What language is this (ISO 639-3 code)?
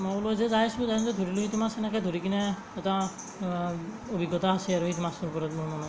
asm